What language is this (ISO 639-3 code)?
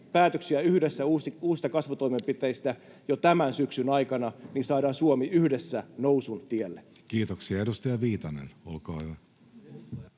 fin